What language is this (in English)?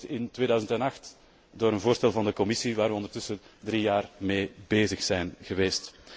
Dutch